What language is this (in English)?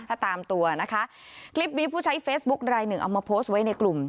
Thai